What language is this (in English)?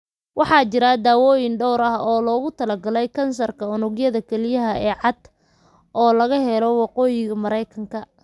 Somali